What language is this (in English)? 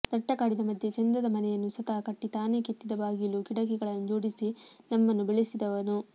Kannada